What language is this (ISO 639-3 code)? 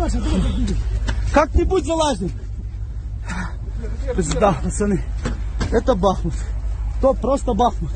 rus